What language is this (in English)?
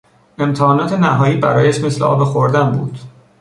Persian